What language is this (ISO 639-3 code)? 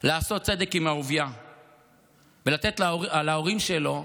heb